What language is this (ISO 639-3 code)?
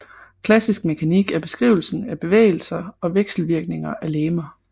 dan